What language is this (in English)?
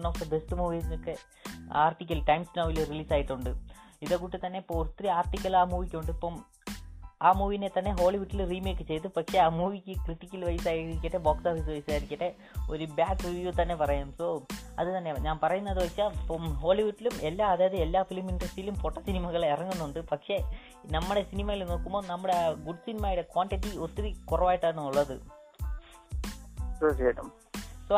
Malayalam